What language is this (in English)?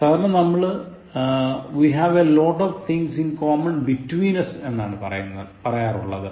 Malayalam